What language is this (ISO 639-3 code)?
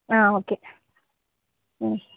tel